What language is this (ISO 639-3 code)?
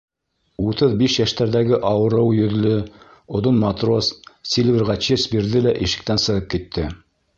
bak